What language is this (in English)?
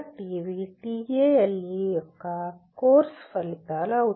Telugu